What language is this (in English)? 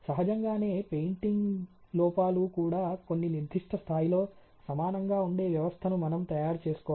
Telugu